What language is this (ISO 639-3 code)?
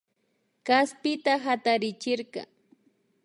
qvi